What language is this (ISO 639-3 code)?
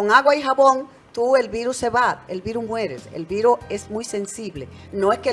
spa